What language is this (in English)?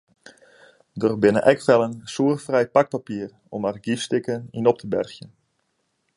Western Frisian